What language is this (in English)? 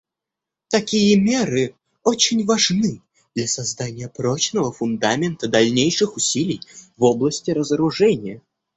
Russian